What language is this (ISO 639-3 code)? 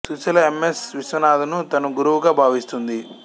tel